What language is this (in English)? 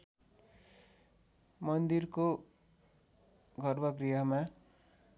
Nepali